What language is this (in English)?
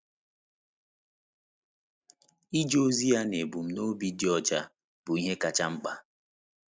Igbo